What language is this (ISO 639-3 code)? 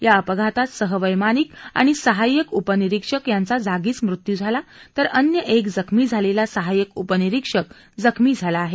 mar